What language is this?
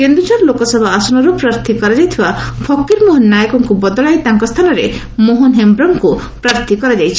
Odia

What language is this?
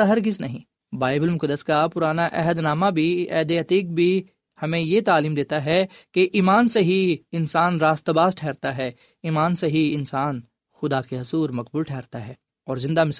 Urdu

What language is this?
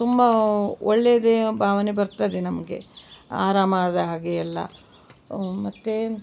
Kannada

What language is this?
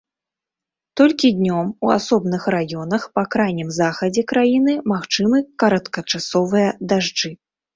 Belarusian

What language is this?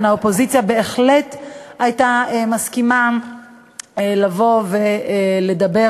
Hebrew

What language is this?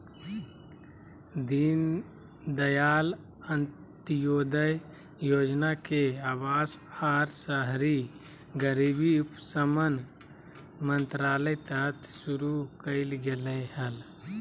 Magahi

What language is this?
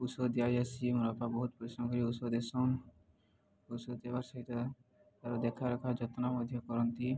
Odia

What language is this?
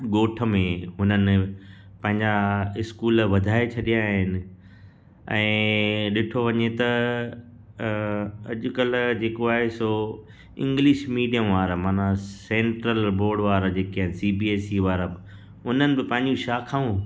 Sindhi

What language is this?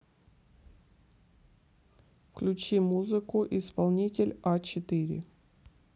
Russian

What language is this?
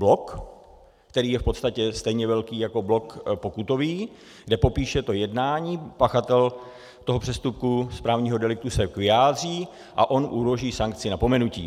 Czech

